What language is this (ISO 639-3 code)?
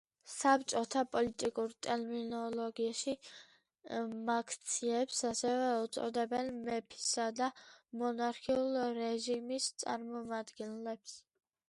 kat